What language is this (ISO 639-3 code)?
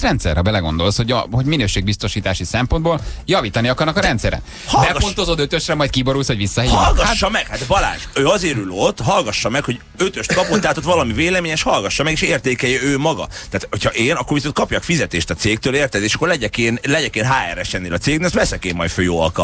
hun